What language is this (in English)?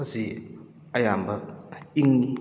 Manipuri